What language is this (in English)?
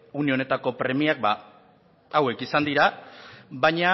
Basque